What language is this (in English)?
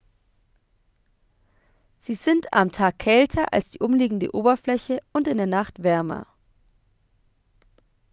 German